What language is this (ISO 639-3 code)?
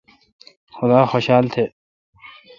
xka